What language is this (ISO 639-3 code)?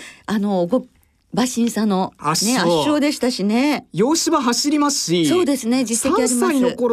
jpn